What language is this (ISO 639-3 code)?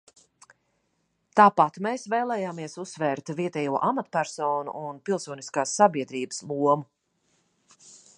lav